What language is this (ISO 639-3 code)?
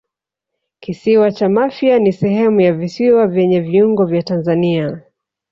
swa